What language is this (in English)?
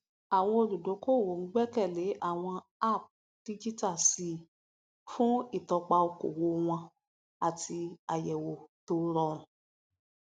Yoruba